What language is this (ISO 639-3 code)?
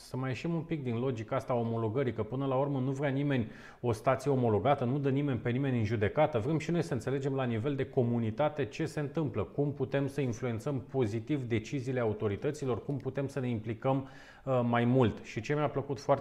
ron